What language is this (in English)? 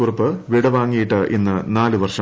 Malayalam